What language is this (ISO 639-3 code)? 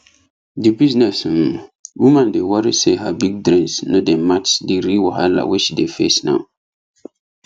pcm